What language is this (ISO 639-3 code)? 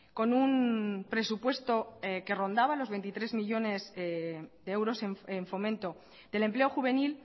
spa